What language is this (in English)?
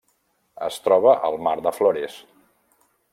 Catalan